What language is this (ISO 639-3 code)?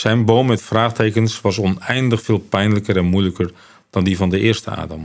nld